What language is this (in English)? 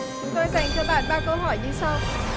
Vietnamese